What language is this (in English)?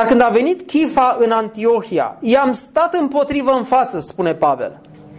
Romanian